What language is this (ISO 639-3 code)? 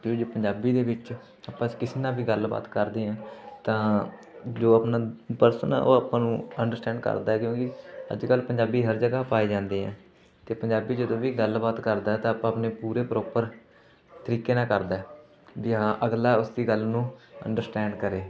pan